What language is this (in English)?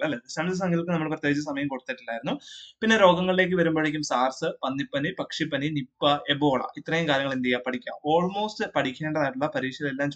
Malayalam